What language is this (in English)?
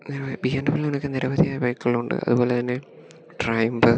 Malayalam